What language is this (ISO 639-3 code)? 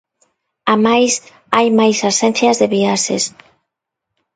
glg